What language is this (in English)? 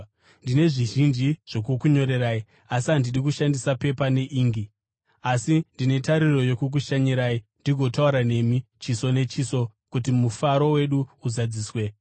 Shona